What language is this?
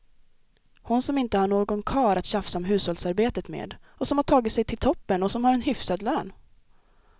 Swedish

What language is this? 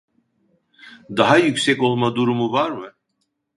Turkish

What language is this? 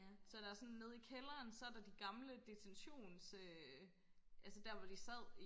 Danish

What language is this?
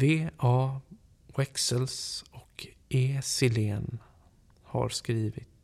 Swedish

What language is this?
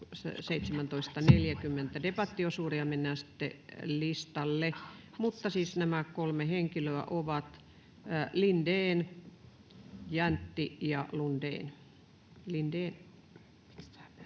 Finnish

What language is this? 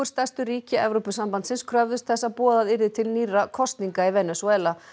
Icelandic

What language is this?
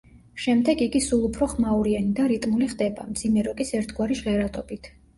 Georgian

